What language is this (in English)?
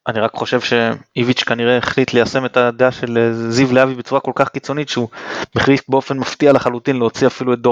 Hebrew